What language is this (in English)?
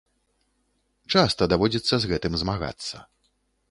Belarusian